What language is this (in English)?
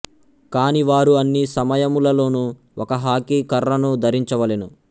Telugu